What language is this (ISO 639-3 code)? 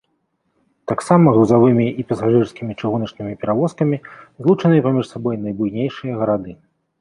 bel